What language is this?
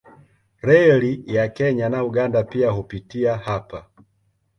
Swahili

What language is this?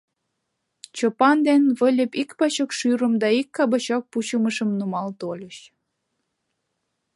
Mari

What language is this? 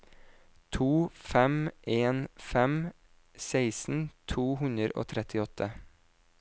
Norwegian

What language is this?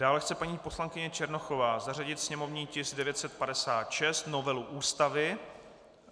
Czech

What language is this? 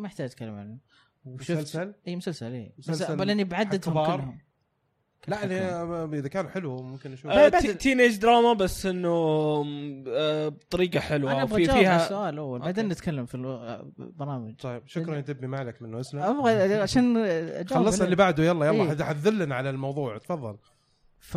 Arabic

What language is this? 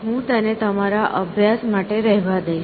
Gujarati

